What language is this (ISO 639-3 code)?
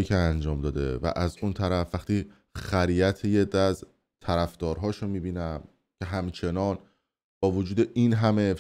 fas